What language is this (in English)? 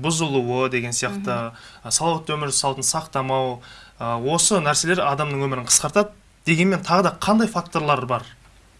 Turkish